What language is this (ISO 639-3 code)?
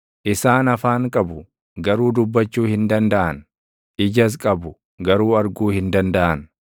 orm